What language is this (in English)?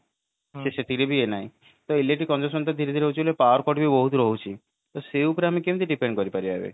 Odia